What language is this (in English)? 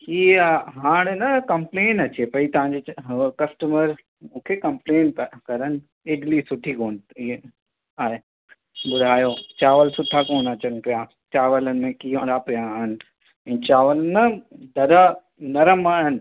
Sindhi